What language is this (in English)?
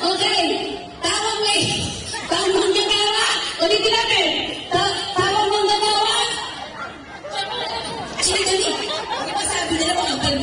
Filipino